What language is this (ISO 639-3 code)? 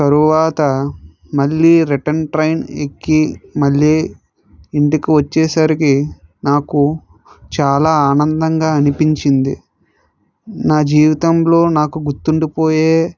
tel